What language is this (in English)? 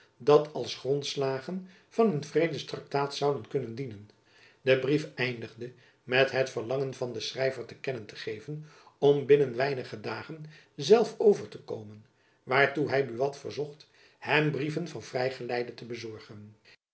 Dutch